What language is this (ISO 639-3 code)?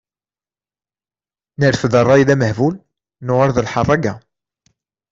kab